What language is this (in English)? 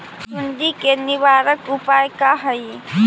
Magahi